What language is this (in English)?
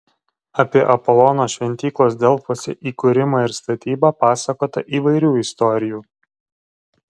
Lithuanian